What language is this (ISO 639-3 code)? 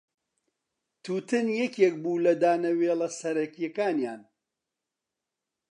ckb